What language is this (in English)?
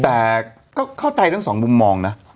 Thai